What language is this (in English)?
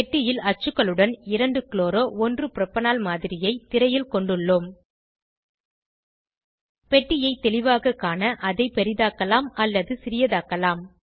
Tamil